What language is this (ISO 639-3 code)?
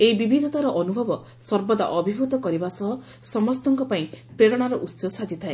ori